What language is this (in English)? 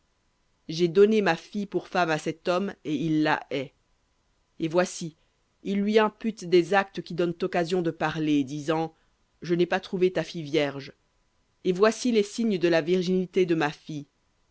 French